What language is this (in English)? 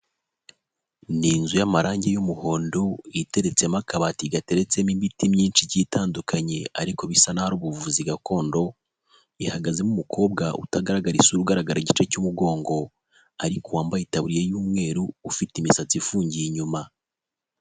Kinyarwanda